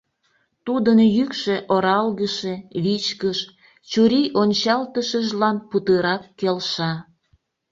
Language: Mari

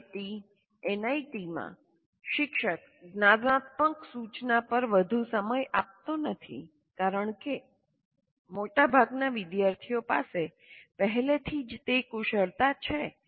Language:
Gujarati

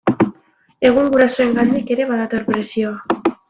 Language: Basque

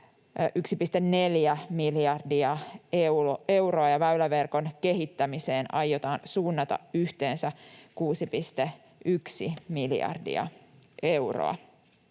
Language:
Finnish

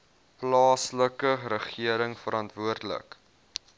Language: Afrikaans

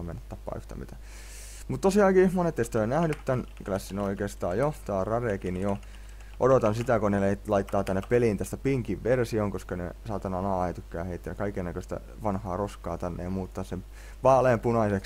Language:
Finnish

